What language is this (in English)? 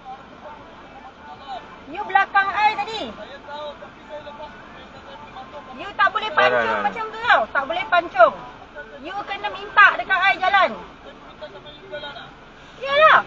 Malay